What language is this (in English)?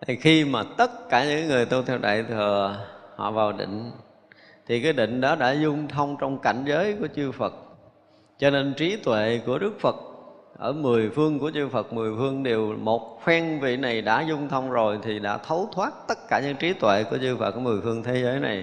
Vietnamese